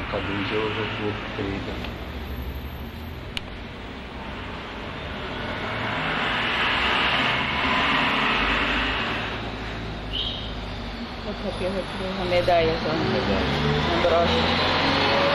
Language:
Dutch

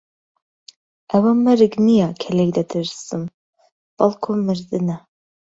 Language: Central Kurdish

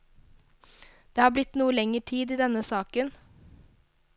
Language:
Norwegian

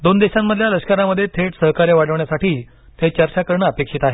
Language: Marathi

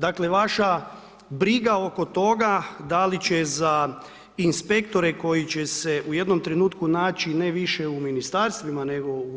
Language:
Croatian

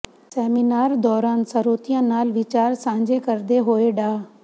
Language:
Punjabi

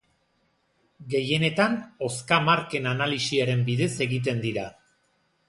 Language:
Basque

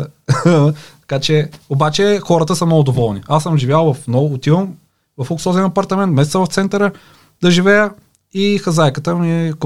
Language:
Bulgarian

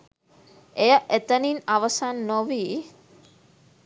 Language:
Sinhala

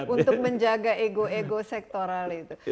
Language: Indonesian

